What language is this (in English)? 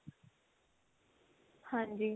Punjabi